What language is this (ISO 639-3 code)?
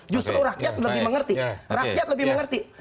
ind